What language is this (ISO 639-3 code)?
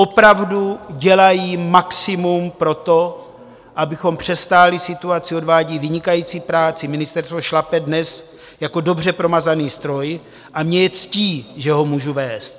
ces